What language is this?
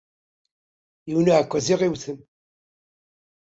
Kabyle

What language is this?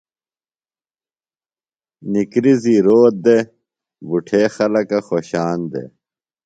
Phalura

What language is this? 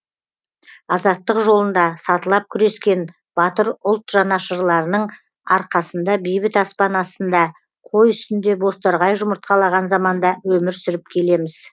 Kazakh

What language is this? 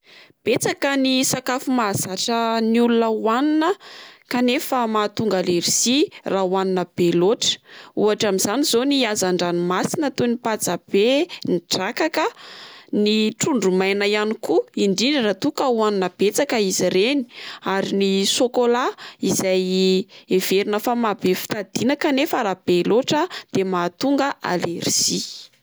Malagasy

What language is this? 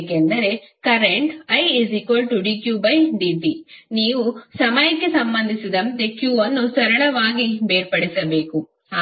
Kannada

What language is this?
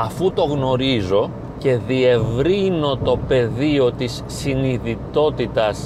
Greek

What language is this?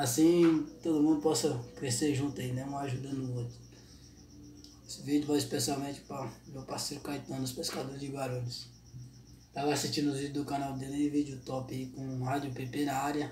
Portuguese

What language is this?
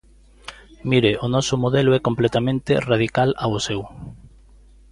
Galician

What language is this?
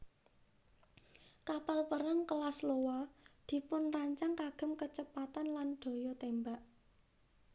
Javanese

